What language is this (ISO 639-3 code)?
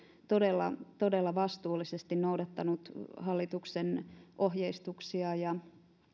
fin